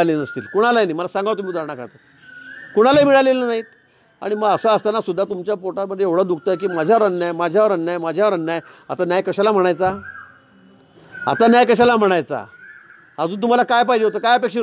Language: Hindi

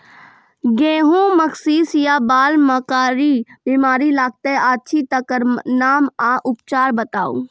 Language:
Maithili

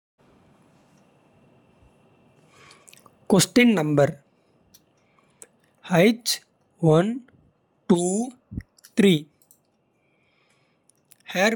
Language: Kota (India)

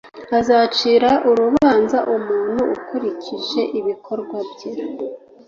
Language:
Kinyarwanda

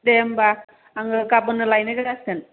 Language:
Bodo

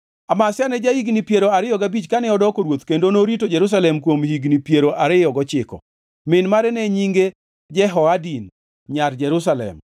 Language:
Luo (Kenya and Tanzania)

